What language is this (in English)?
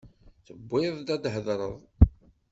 Kabyle